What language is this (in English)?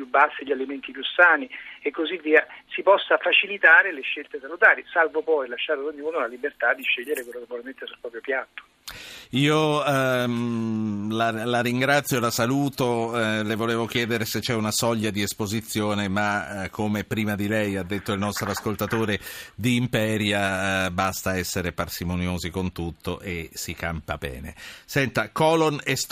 Italian